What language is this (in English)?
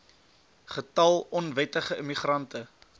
Afrikaans